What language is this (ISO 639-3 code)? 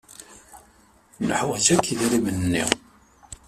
kab